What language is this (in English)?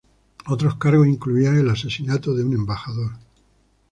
Spanish